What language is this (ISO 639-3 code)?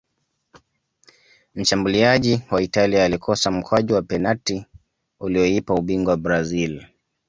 swa